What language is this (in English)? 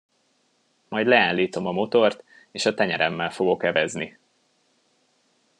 Hungarian